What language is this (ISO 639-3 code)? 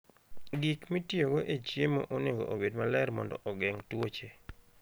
luo